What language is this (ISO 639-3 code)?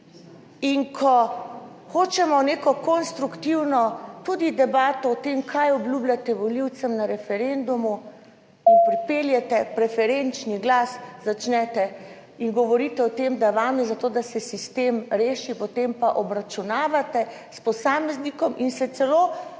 slv